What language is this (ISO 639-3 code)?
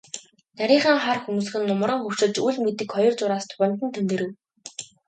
mon